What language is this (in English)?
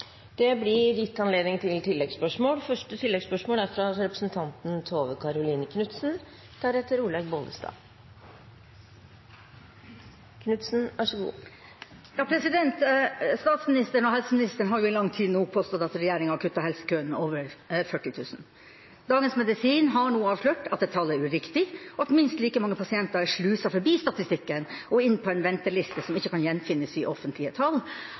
Norwegian